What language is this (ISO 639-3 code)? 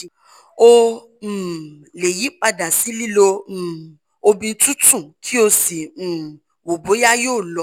yor